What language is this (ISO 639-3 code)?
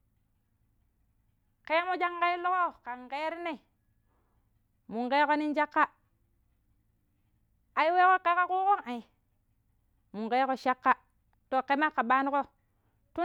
pip